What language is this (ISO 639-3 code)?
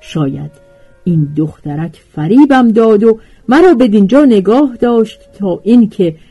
fas